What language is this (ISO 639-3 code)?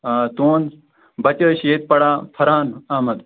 kas